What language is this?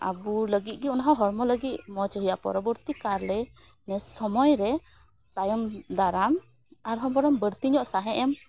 Santali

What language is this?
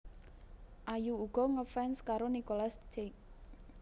Javanese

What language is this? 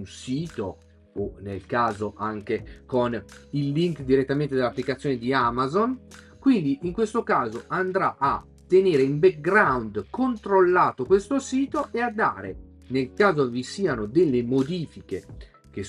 Italian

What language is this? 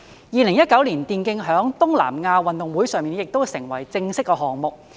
Cantonese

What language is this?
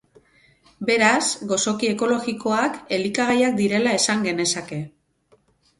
Basque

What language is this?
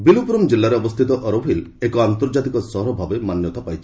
Odia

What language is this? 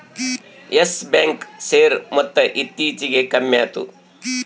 Kannada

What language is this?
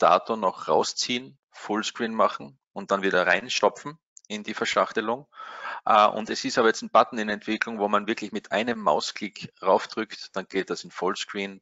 German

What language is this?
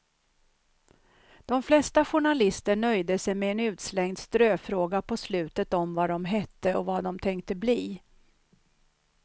Swedish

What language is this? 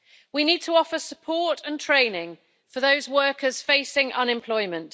English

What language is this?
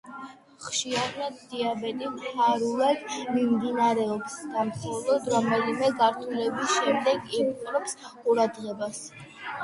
Georgian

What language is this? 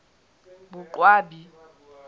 Southern Sotho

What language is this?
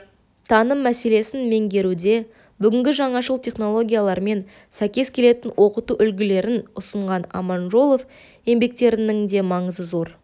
Kazakh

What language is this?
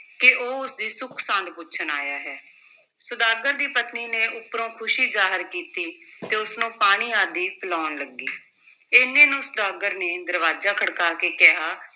Punjabi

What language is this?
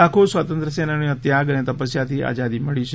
Gujarati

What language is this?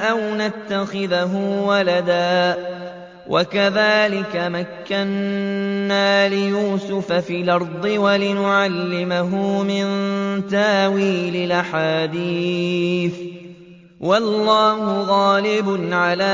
Arabic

